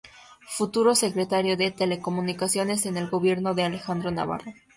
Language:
Spanish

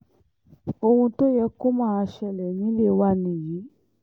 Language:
Yoruba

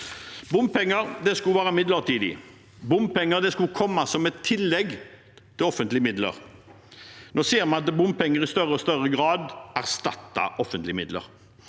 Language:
Norwegian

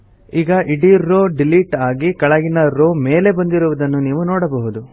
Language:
Kannada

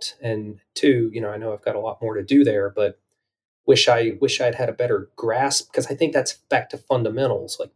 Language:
English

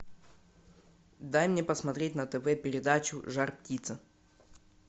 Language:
Russian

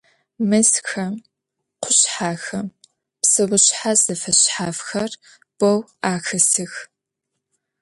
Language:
Adyghe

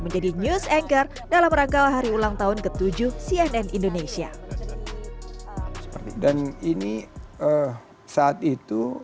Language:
Indonesian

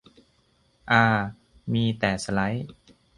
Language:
Thai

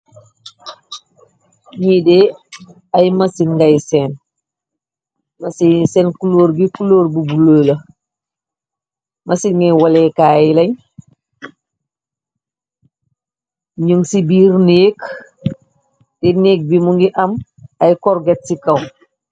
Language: Wolof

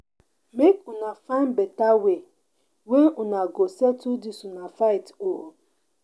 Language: Nigerian Pidgin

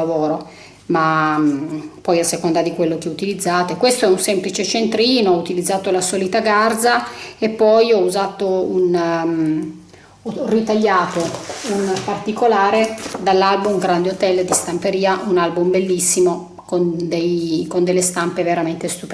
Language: Italian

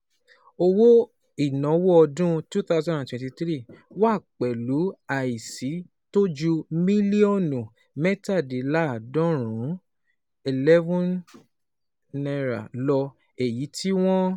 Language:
Yoruba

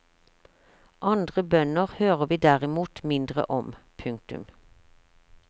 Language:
Norwegian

